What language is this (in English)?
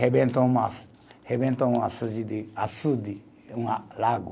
Portuguese